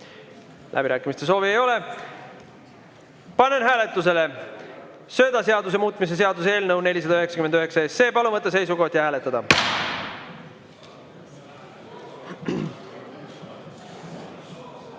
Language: Estonian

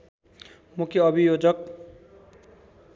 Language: Nepali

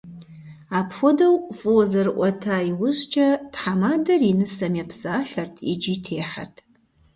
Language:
Kabardian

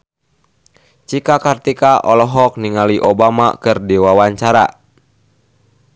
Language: Sundanese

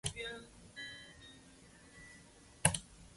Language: Chinese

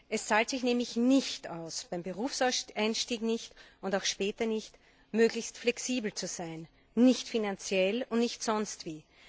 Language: German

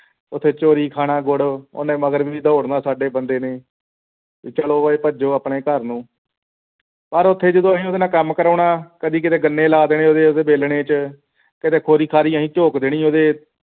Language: Punjabi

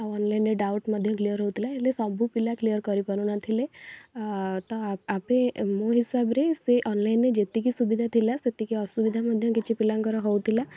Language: Odia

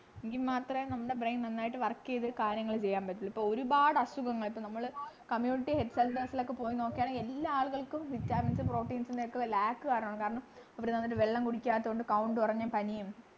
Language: Malayalam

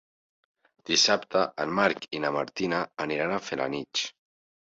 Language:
Catalan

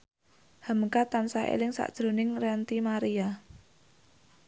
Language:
Javanese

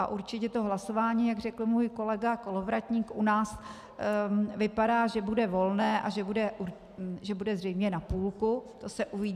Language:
Czech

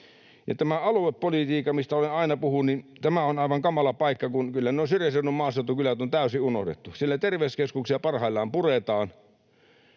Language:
Finnish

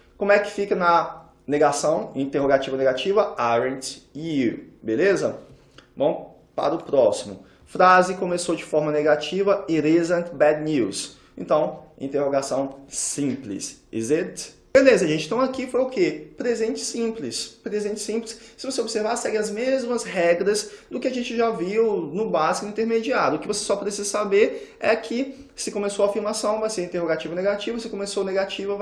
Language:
Portuguese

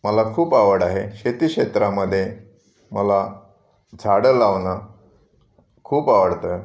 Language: Marathi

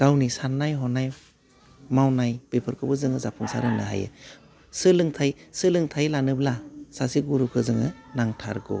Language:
Bodo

